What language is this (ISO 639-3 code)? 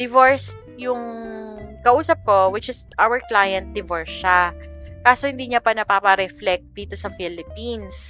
fil